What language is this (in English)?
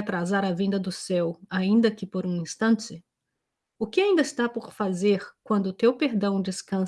Portuguese